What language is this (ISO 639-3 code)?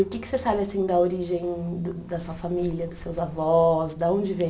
por